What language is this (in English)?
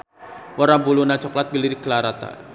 Sundanese